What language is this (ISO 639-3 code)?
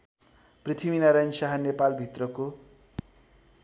nep